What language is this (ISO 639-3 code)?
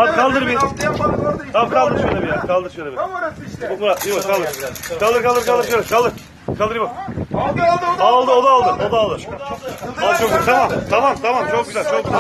tur